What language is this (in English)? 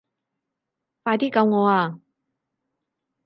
Cantonese